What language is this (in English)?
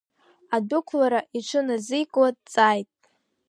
Abkhazian